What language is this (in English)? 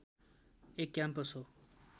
Nepali